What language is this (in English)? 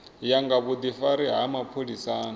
Venda